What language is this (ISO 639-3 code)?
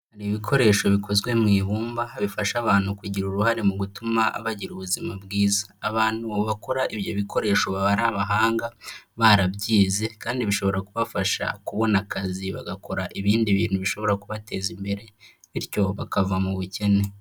kin